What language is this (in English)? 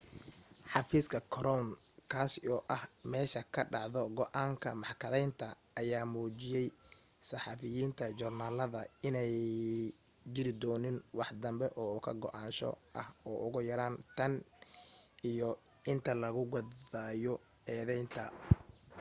Somali